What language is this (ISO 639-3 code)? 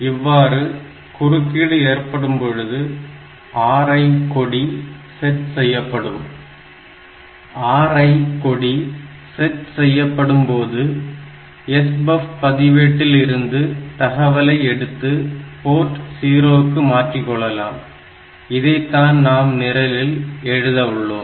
tam